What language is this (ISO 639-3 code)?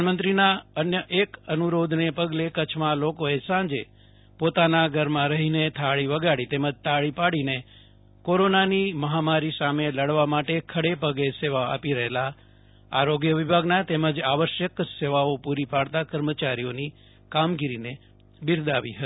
guj